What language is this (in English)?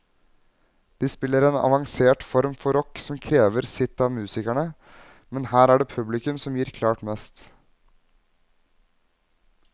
Norwegian